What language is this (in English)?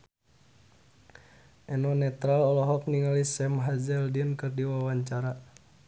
Sundanese